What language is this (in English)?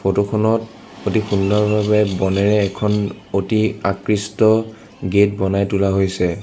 Assamese